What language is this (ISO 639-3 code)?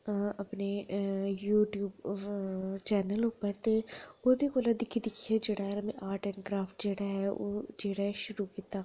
doi